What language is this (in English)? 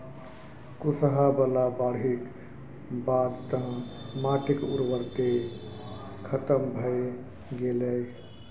Maithili